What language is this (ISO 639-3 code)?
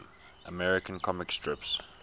eng